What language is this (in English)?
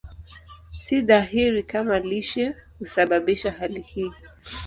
Swahili